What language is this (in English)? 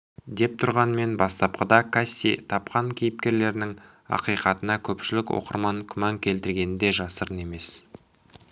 Kazakh